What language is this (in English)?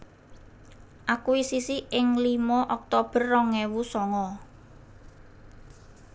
Javanese